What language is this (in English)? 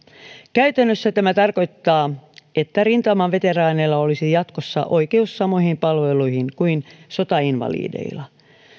Finnish